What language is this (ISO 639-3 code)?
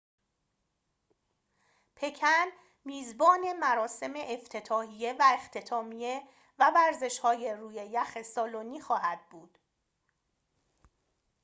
fas